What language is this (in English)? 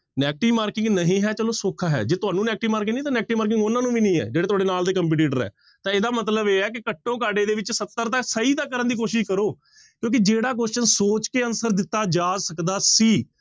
Punjabi